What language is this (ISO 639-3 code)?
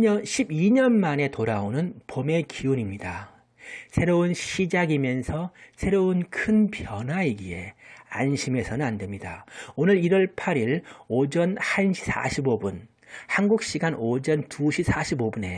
kor